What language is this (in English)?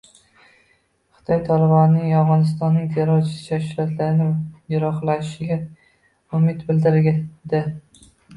Uzbek